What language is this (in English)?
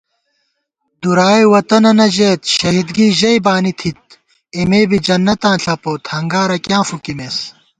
Gawar-Bati